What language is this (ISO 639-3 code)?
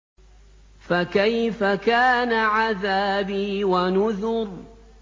ara